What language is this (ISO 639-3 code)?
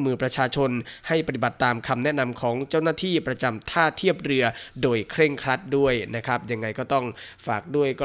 tha